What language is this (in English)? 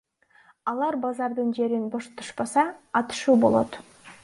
Kyrgyz